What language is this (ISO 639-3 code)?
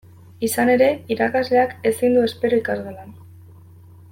eus